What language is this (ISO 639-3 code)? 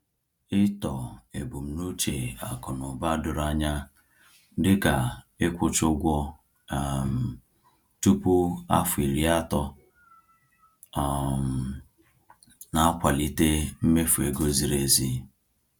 ibo